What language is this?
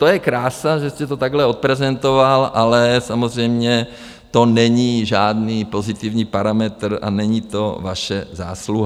Czech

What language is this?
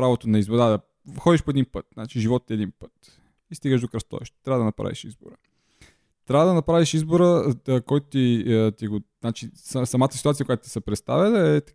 Bulgarian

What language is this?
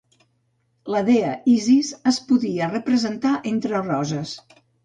Catalan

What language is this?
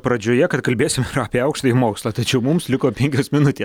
Lithuanian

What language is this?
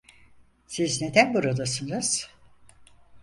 Turkish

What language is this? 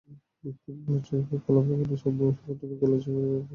Bangla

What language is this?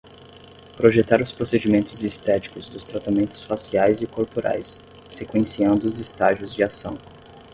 Portuguese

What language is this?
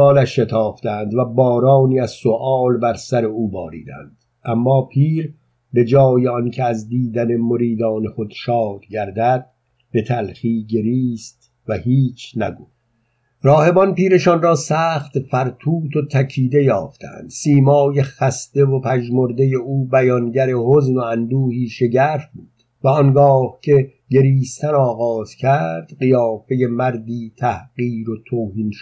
Persian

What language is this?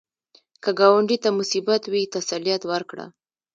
Pashto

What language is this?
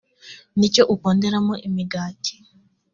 Kinyarwanda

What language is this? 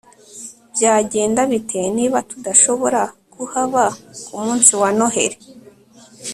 Kinyarwanda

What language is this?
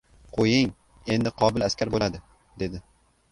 Uzbek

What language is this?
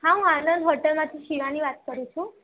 Gujarati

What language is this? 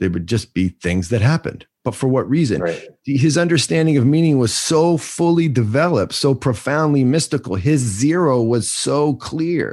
English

